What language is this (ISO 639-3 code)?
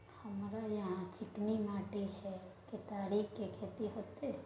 mai